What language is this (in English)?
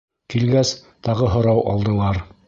Bashkir